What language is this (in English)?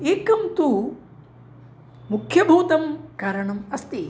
Sanskrit